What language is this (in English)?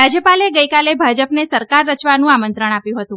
Gujarati